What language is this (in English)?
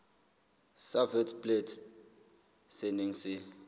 Southern Sotho